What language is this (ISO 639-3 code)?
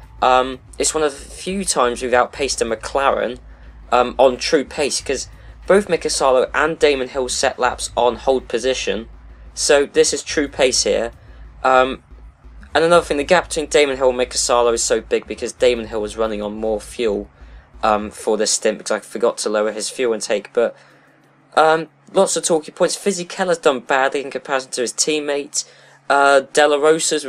eng